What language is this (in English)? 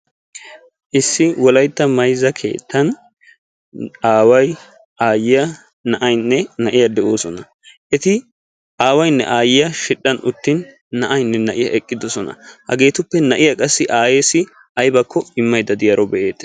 Wolaytta